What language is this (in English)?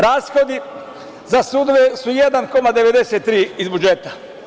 Serbian